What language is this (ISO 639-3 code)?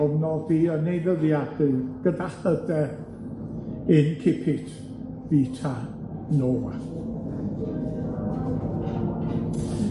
cym